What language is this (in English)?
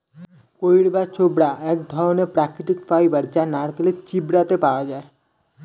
Bangla